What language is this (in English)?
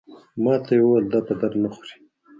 Pashto